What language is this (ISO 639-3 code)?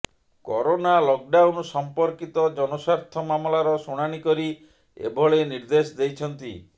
ori